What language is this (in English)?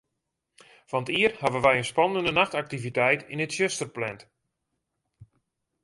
Western Frisian